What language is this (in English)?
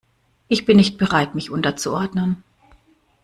German